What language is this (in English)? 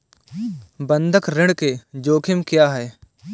Hindi